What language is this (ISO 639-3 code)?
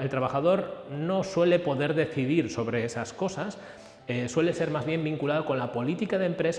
spa